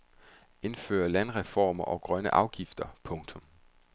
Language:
Danish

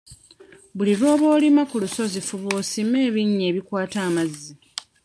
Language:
Ganda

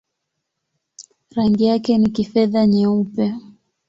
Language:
Swahili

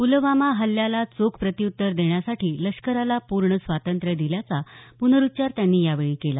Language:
Marathi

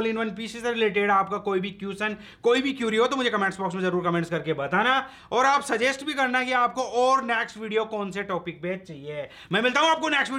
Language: Hindi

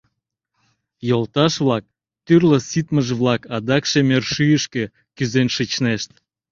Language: Mari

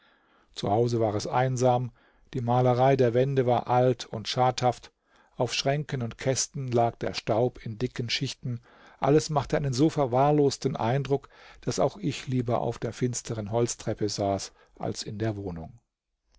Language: German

